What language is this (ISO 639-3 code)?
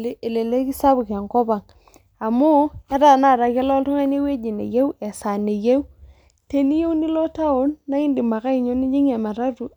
mas